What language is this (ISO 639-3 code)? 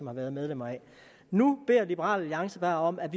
dan